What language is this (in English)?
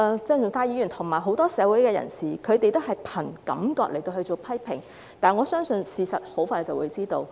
Cantonese